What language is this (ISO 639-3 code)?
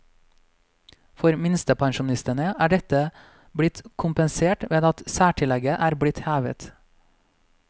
nor